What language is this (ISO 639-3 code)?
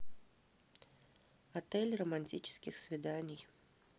rus